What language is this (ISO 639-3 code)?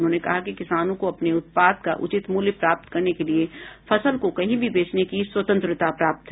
hin